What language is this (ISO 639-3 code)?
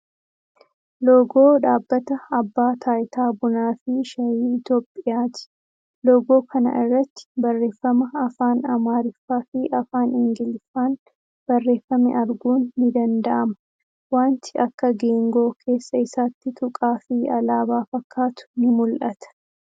orm